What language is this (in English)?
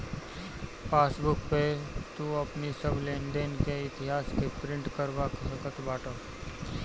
Bhojpuri